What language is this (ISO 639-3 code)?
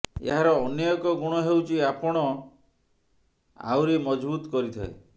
ori